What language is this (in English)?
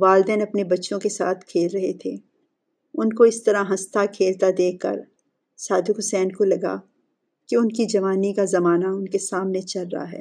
Urdu